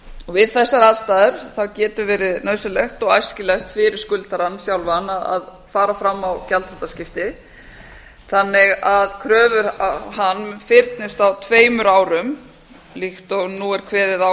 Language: Icelandic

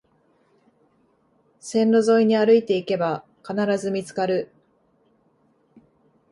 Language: Japanese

